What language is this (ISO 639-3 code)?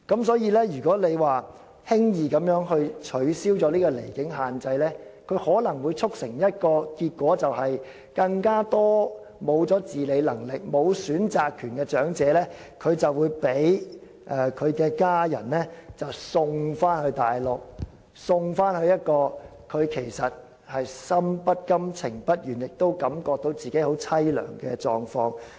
yue